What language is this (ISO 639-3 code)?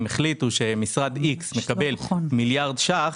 heb